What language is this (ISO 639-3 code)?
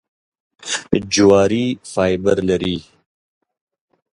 pus